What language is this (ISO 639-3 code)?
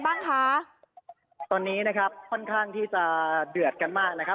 tha